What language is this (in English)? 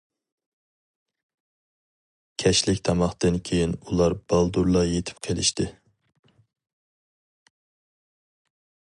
Uyghur